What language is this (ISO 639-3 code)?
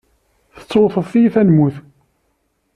kab